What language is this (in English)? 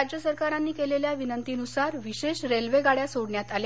Marathi